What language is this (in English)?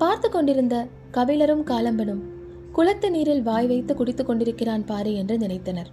Tamil